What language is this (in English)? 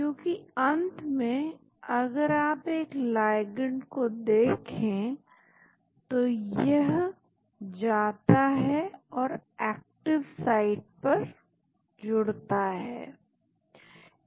Hindi